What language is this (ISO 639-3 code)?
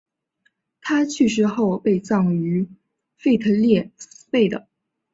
zho